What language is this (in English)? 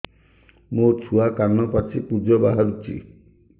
Odia